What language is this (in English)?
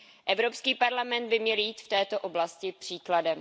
Czech